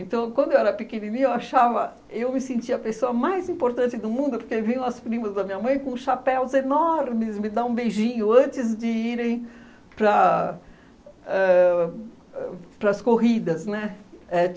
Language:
Portuguese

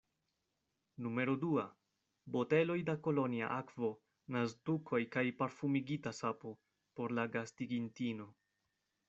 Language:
Esperanto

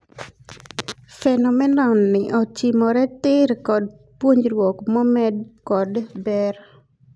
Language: Luo (Kenya and Tanzania)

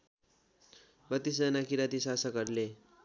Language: Nepali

